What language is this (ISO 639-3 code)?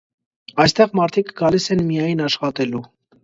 hye